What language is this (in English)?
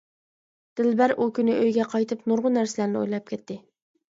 Uyghur